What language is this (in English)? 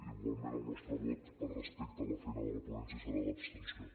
Catalan